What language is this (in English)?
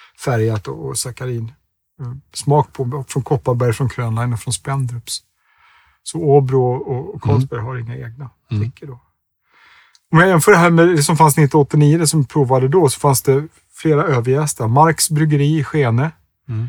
Swedish